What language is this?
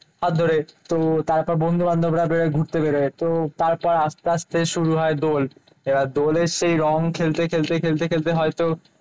Bangla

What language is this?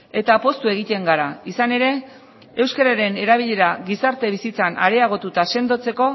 Basque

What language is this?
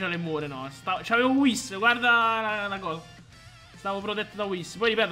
Italian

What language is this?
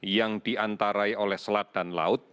Indonesian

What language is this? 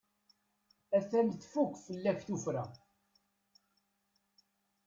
Kabyle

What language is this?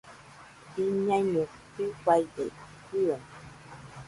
Nüpode Huitoto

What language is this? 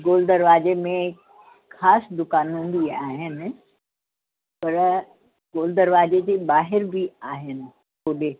Sindhi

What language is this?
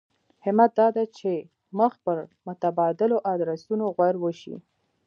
Pashto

